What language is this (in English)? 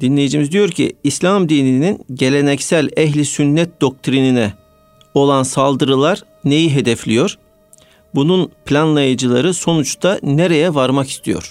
Turkish